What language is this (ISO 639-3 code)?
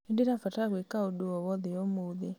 kik